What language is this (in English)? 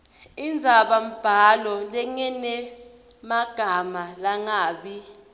Swati